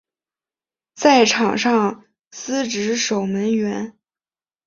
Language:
Chinese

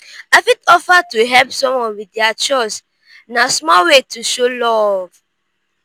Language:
Nigerian Pidgin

